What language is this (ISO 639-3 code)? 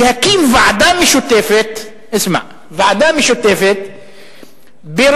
heb